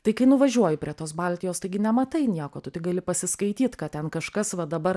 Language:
Lithuanian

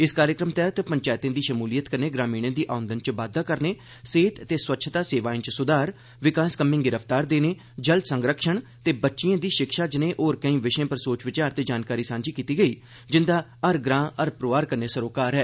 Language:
Dogri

